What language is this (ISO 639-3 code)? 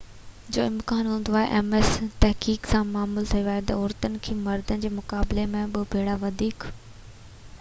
snd